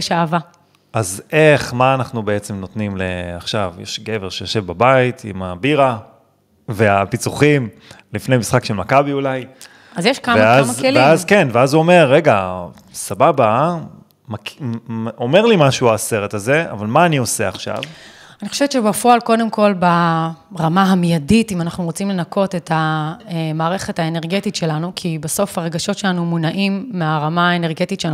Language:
Hebrew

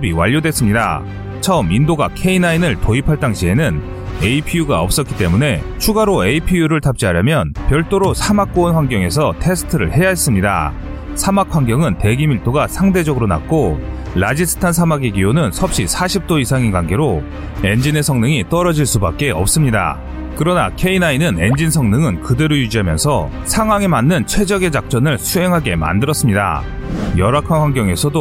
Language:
Korean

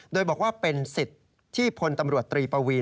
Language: Thai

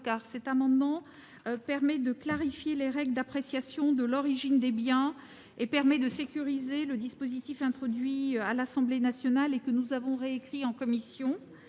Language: French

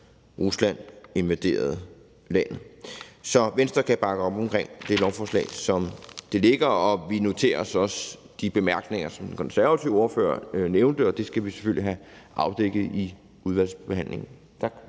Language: Danish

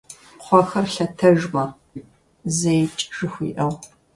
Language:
Kabardian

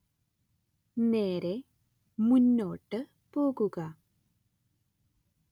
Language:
Malayalam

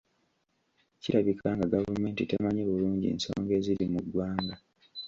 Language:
Ganda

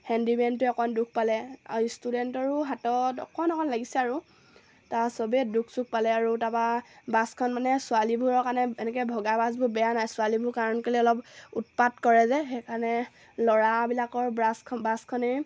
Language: Assamese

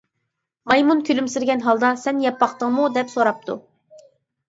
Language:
Uyghur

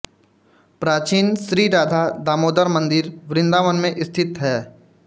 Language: Hindi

